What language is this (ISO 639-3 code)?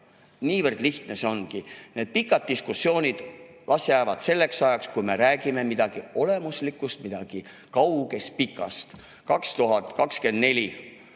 est